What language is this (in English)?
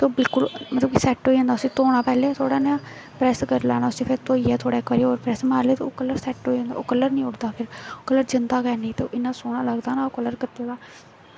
Dogri